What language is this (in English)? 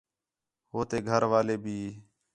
Khetrani